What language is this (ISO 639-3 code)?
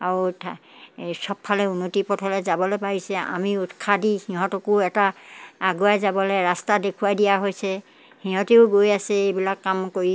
asm